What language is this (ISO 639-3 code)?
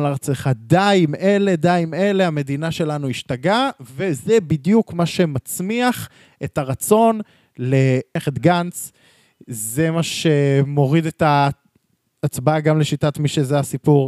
heb